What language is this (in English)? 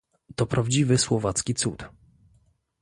Polish